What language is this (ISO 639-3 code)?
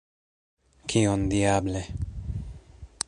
epo